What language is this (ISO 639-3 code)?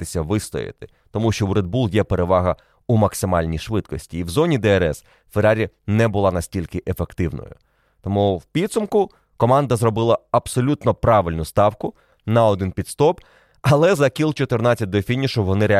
ukr